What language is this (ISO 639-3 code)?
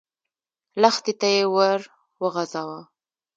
pus